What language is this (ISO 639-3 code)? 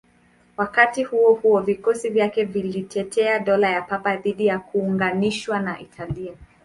swa